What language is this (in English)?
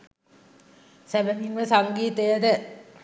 Sinhala